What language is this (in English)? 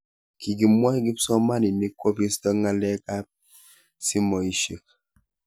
Kalenjin